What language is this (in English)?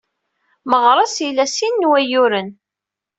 Kabyle